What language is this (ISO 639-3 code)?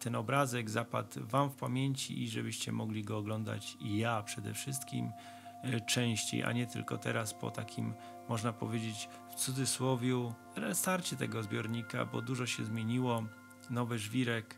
pol